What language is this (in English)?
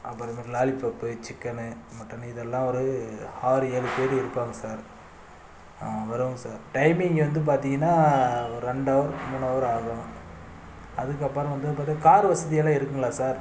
Tamil